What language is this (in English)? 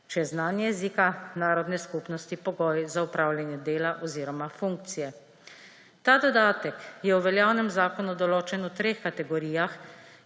Slovenian